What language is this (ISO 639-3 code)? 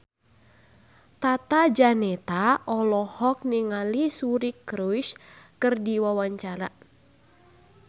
sun